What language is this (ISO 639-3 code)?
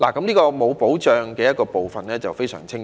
yue